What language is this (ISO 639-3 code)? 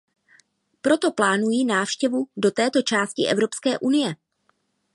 ces